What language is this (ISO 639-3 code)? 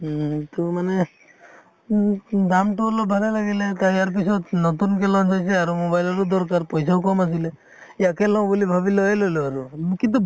asm